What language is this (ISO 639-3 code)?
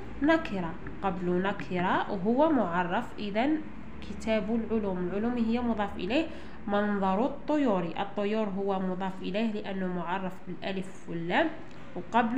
ara